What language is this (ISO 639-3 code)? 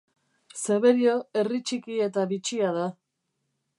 eus